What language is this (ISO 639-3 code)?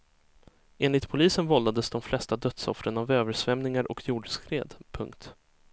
swe